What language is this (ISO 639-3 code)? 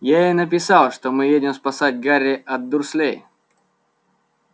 rus